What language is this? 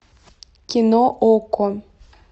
Russian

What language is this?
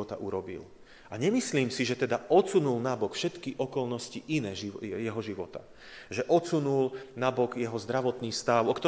Slovak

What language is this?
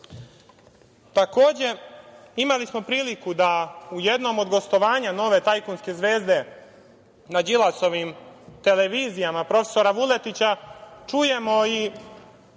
Serbian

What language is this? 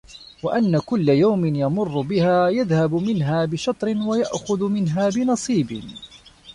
Arabic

